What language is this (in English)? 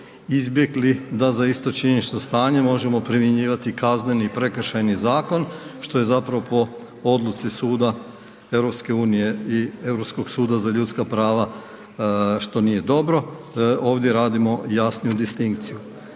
Croatian